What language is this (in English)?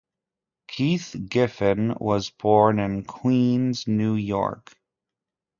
English